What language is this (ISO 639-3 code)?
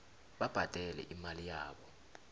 nbl